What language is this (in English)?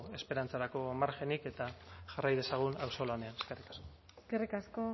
Basque